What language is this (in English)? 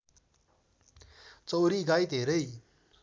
Nepali